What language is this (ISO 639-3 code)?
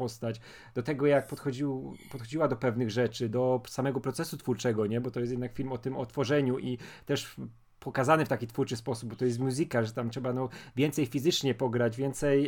pol